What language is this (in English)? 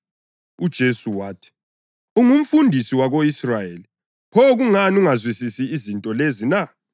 North Ndebele